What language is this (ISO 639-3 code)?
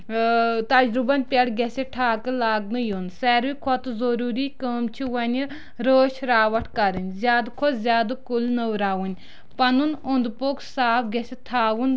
kas